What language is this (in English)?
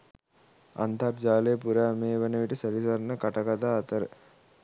Sinhala